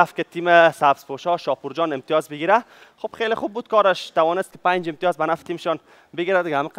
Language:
Persian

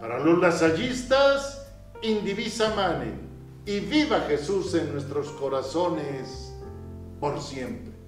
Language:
Spanish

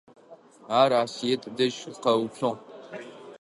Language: Adyghe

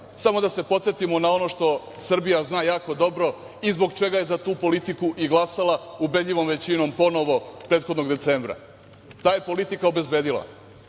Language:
Serbian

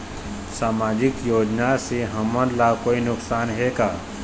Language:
Chhattisgarhi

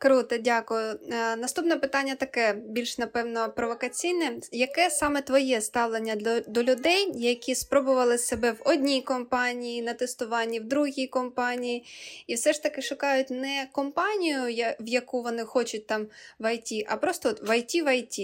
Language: Ukrainian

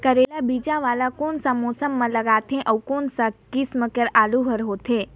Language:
Chhattisgarhi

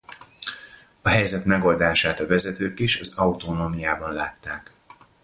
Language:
Hungarian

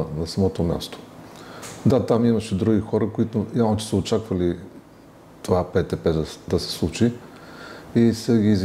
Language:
Bulgarian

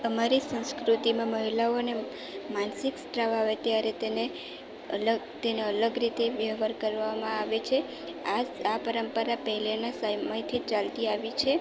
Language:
Gujarati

